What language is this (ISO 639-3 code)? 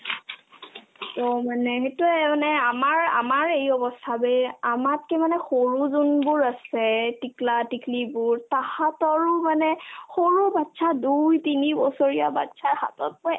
asm